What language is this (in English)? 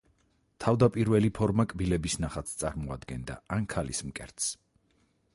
Georgian